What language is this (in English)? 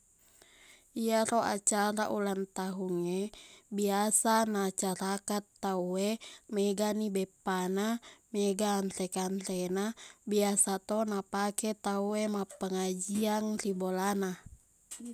Buginese